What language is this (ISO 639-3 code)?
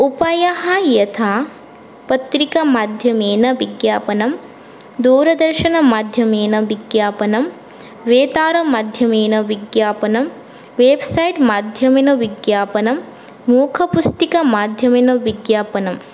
san